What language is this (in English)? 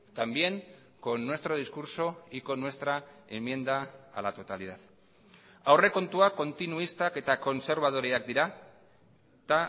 Spanish